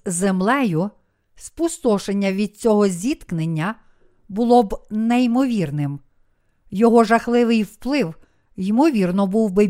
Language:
Ukrainian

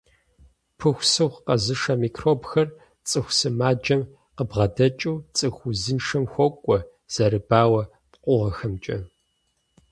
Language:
Kabardian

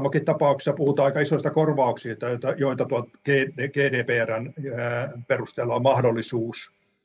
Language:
Finnish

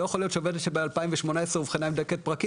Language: Hebrew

